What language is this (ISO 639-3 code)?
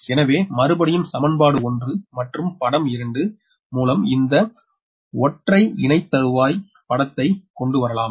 tam